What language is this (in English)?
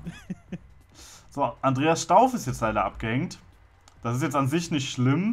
German